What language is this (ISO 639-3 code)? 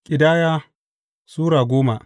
hau